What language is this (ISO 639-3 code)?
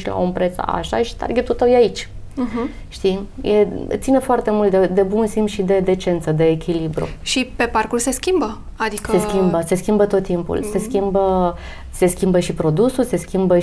ron